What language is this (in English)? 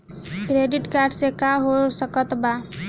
Bhojpuri